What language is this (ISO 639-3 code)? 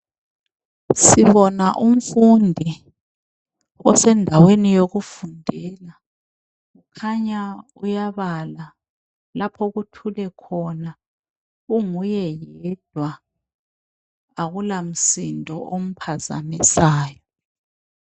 nde